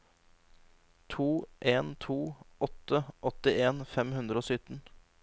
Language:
Norwegian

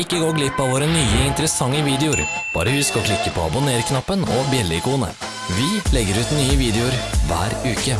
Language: Norwegian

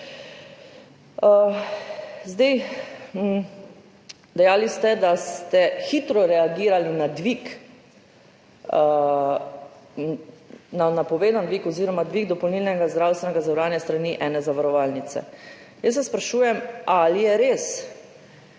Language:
Slovenian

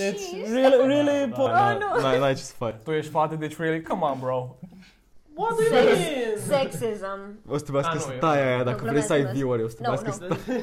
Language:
Romanian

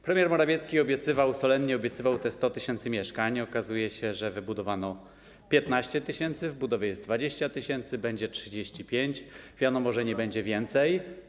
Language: Polish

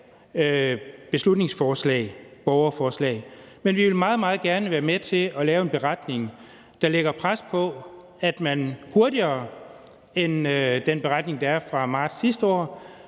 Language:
Danish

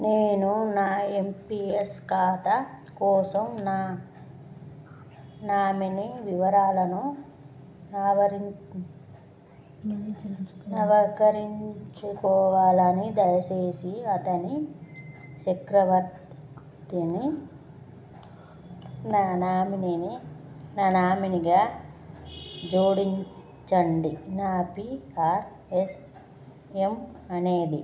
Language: Telugu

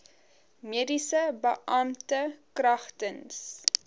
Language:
Afrikaans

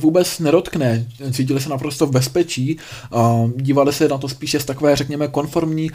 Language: Czech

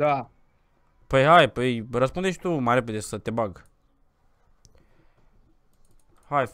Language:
Romanian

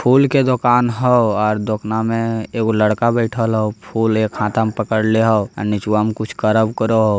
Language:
Magahi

